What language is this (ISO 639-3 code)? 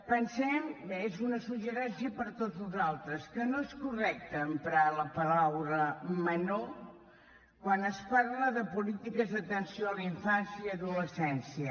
cat